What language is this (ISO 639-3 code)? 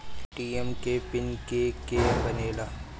bho